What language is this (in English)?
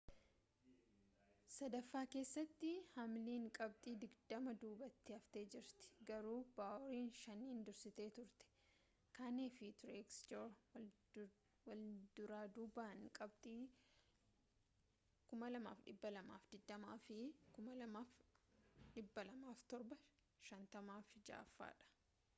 Oromo